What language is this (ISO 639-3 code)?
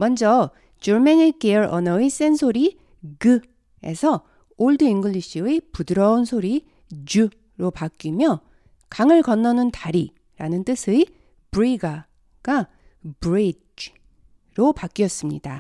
kor